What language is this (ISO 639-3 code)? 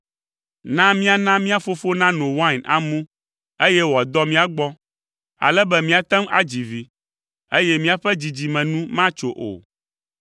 ewe